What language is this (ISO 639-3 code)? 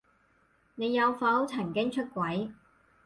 yue